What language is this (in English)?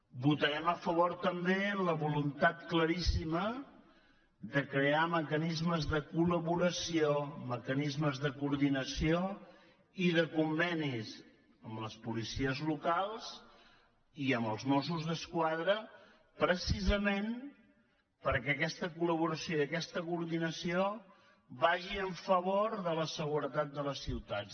Catalan